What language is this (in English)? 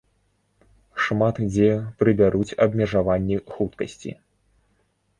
Belarusian